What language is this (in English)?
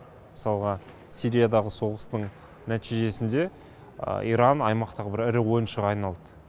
Kazakh